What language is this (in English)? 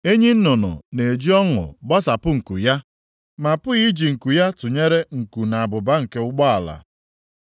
Igbo